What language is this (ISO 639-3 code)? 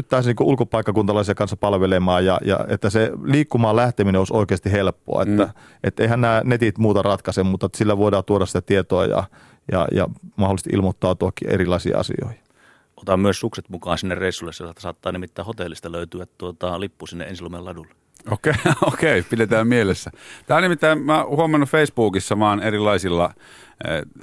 fin